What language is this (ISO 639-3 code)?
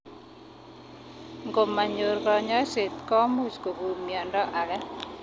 kln